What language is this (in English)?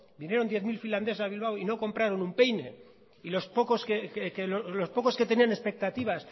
Spanish